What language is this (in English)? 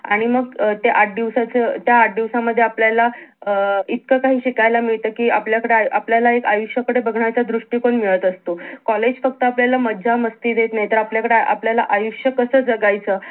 Marathi